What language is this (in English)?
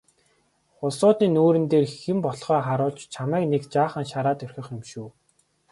Mongolian